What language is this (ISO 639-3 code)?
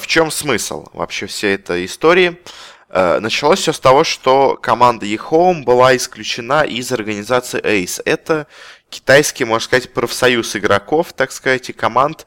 rus